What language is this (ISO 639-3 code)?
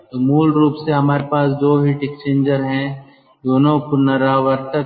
hin